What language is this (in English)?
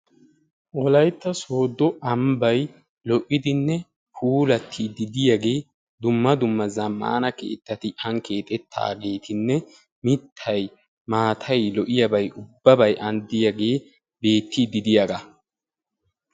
Wolaytta